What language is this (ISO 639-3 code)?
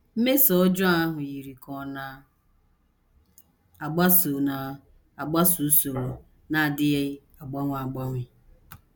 ibo